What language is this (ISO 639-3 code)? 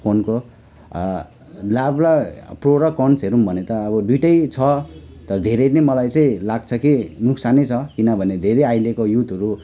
nep